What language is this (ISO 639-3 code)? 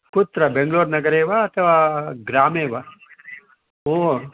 san